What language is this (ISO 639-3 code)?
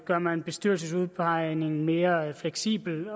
dan